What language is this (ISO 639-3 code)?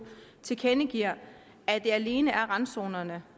dan